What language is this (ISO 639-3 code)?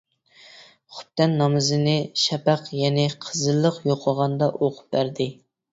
uig